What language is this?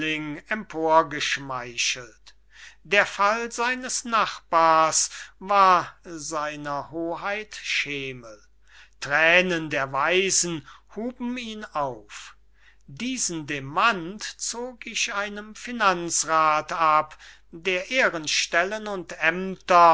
German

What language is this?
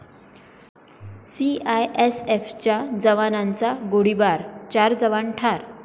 Marathi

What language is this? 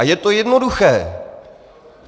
Czech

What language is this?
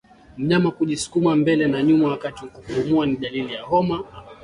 Swahili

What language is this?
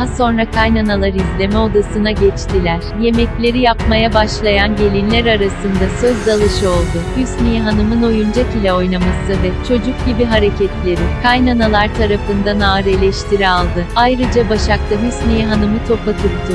Turkish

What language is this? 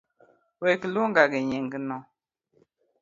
Luo (Kenya and Tanzania)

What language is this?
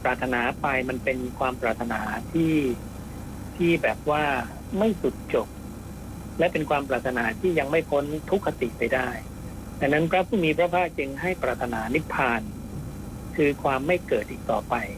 Thai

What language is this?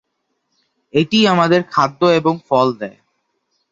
Bangla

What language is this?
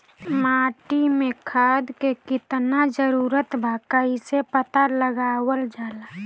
Bhojpuri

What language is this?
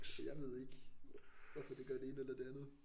Danish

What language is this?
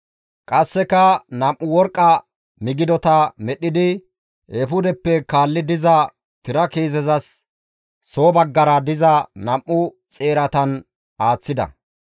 Gamo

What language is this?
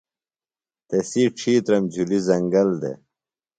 Phalura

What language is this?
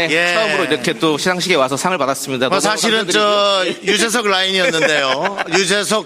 Korean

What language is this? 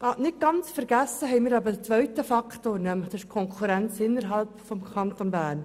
Swiss German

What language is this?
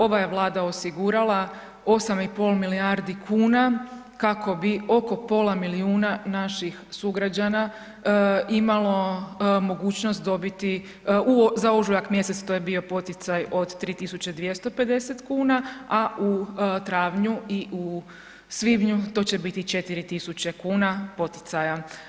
Croatian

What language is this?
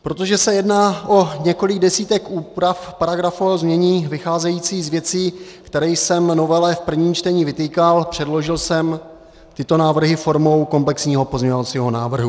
Czech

